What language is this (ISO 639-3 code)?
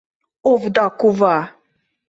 chm